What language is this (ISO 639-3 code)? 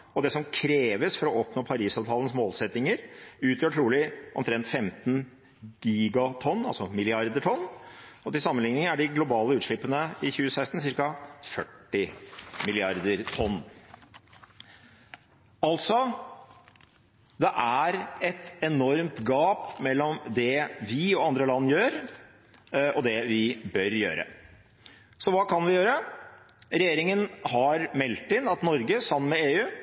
nob